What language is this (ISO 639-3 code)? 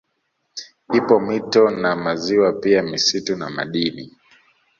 swa